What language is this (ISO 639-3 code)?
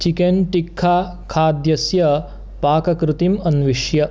san